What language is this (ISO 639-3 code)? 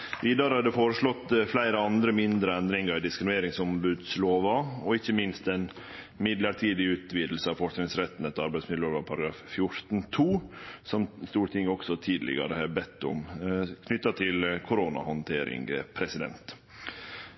nno